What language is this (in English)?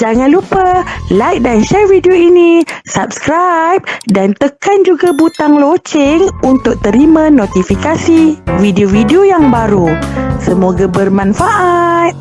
Malay